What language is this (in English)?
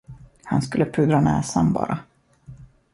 Swedish